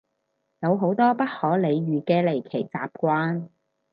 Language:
Cantonese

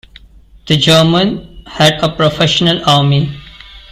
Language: English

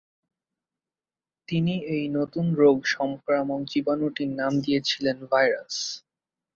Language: Bangla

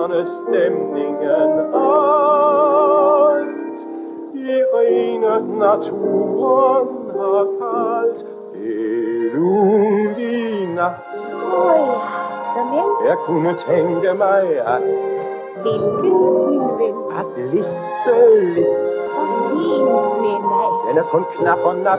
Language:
Danish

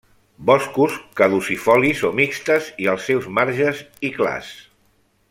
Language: Catalan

